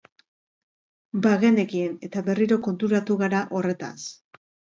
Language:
Basque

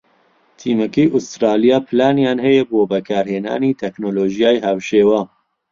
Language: Central Kurdish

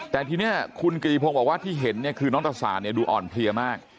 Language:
Thai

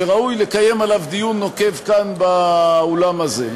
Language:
Hebrew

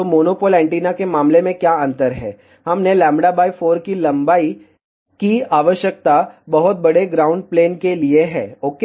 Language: Hindi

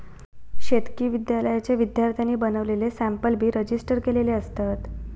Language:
Marathi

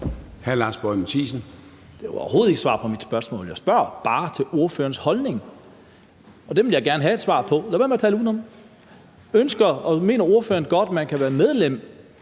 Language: Danish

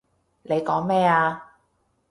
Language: Cantonese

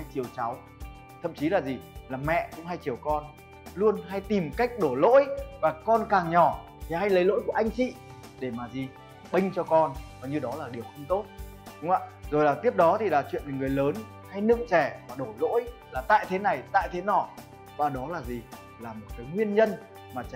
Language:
Vietnamese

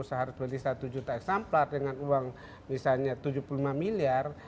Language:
Indonesian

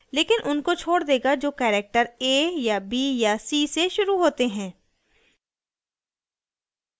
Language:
Hindi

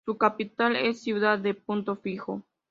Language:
Spanish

